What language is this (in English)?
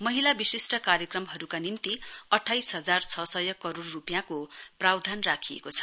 Nepali